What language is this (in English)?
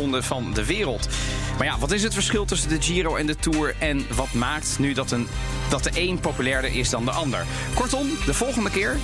Dutch